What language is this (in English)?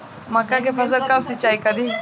Bhojpuri